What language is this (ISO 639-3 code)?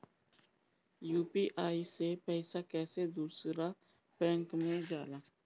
bho